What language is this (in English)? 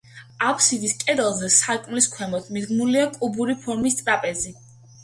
Georgian